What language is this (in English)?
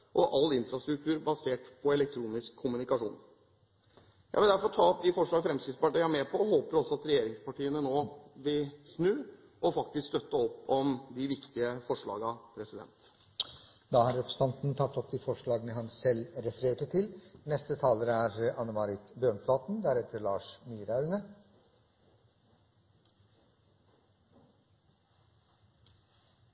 Norwegian